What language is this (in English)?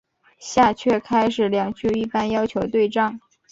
Chinese